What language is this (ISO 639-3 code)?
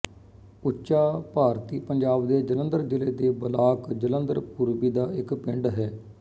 pan